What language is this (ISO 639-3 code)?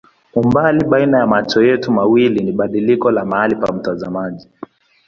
swa